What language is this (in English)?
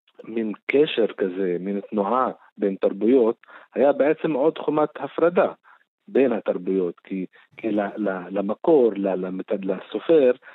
Hebrew